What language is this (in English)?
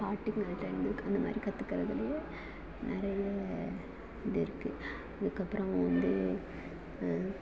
Tamil